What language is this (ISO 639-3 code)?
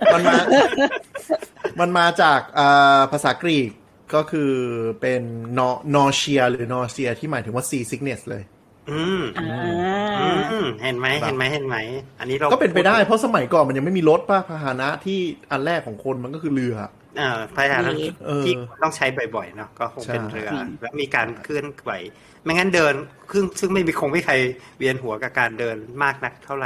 tha